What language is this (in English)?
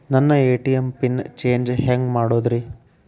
Kannada